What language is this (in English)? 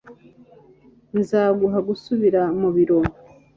Kinyarwanda